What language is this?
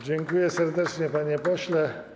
Polish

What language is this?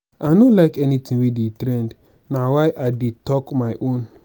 Nigerian Pidgin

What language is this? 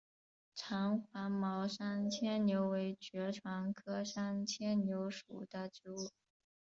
Chinese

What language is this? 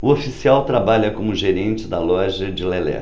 Portuguese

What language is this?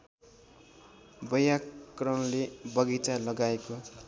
Nepali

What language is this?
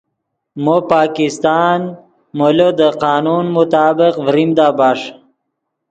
Yidgha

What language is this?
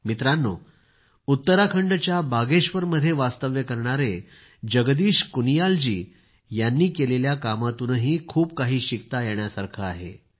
Marathi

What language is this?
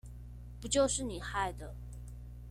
Chinese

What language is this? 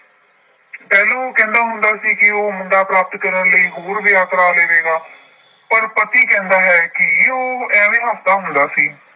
Punjabi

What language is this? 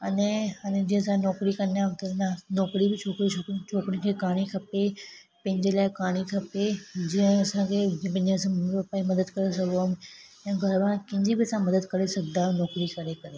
Sindhi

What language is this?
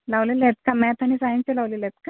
Marathi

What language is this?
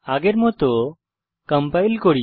Bangla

